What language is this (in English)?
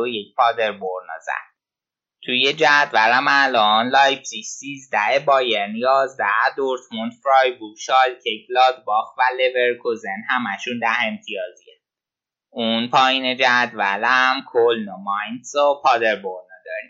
Persian